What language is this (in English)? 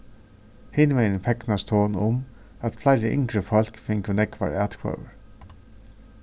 Faroese